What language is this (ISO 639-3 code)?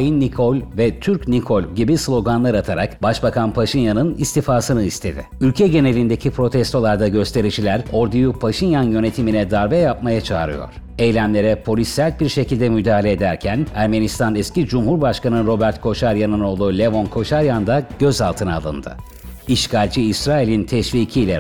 tur